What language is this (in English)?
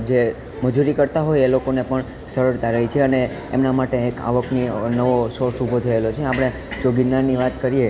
Gujarati